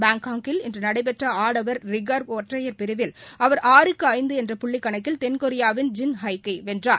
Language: Tamil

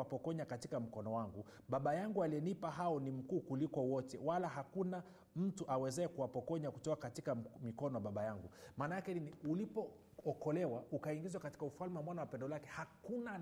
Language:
Swahili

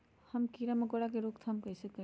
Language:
Magahi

